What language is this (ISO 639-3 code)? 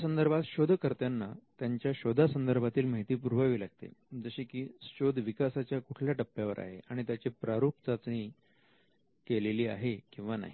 mar